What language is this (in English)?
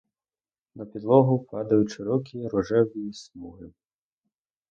Ukrainian